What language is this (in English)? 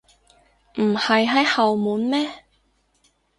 Cantonese